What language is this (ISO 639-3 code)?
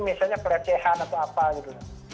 ind